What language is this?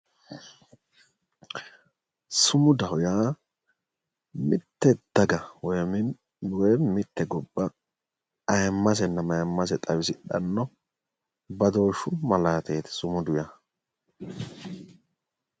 Sidamo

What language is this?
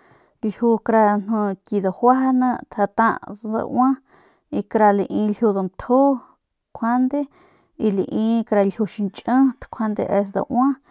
Northern Pame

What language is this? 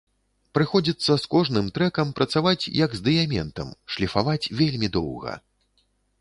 Belarusian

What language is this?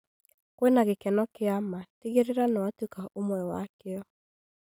Kikuyu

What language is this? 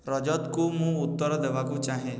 Odia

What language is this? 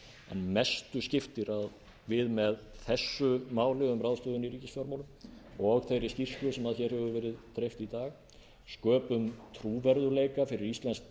Icelandic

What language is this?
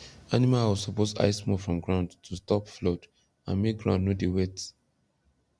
Nigerian Pidgin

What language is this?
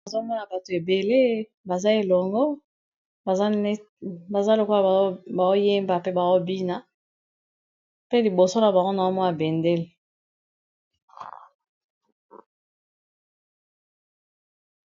Lingala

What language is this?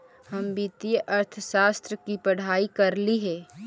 Magahi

